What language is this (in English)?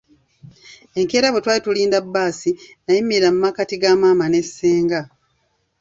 Ganda